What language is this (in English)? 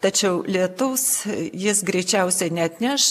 Lithuanian